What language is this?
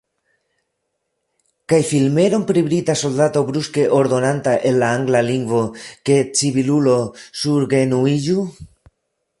Esperanto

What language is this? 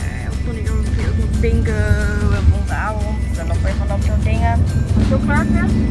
Dutch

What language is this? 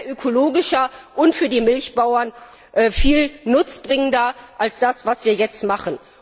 German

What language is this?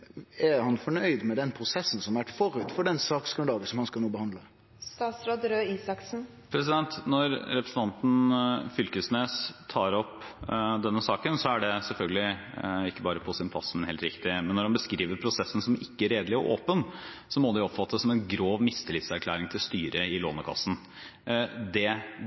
Norwegian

